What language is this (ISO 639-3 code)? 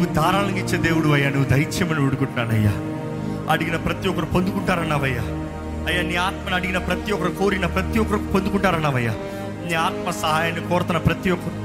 tel